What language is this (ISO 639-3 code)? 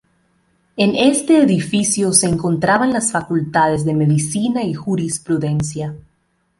spa